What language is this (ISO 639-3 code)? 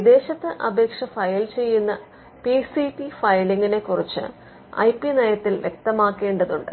mal